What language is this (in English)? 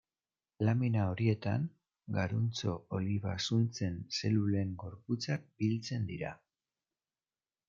Basque